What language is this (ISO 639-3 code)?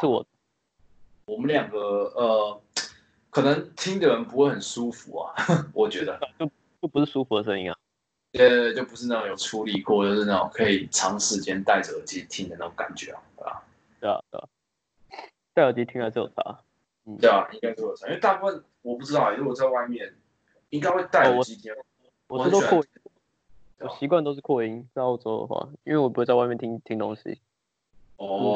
zho